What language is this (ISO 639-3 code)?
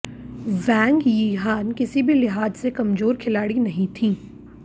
hin